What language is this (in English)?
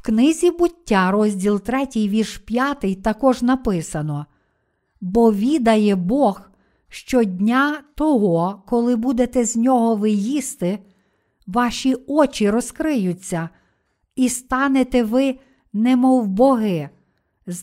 Ukrainian